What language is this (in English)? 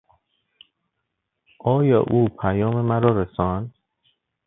Persian